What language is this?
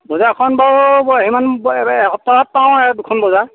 Assamese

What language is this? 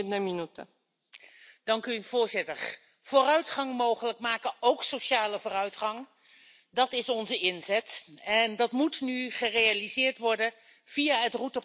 Dutch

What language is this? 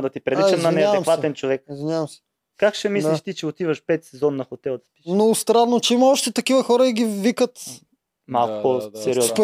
Bulgarian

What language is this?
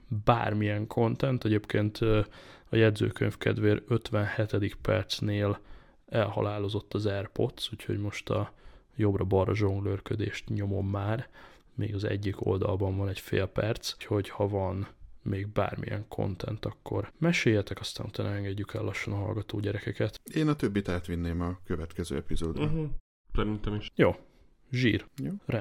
Hungarian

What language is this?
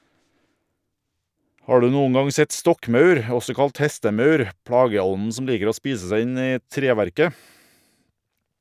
Norwegian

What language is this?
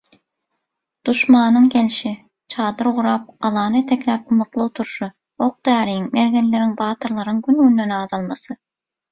Turkmen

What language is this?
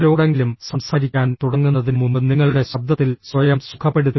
Malayalam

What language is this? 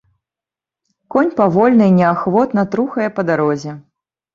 Belarusian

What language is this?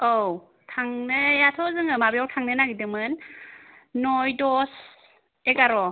Bodo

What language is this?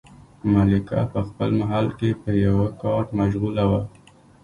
Pashto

